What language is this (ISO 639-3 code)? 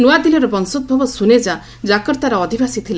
ori